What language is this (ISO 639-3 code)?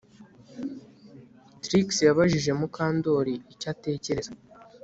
kin